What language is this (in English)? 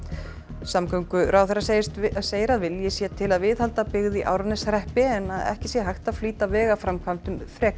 Icelandic